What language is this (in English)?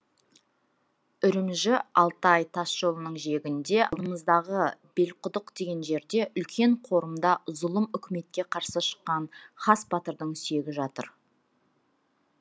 Kazakh